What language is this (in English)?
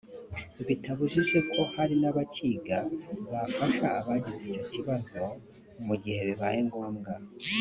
Kinyarwanda